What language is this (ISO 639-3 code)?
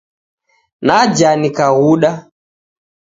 dav